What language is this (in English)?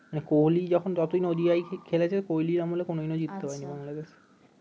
Bangla